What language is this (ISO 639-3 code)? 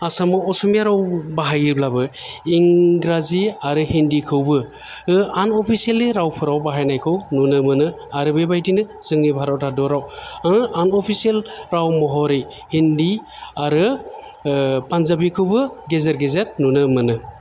brx